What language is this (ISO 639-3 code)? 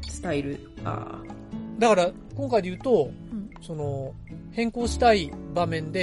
jpn